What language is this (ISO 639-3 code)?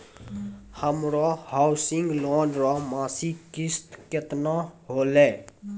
mai